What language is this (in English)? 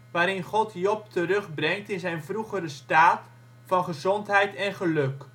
Dutch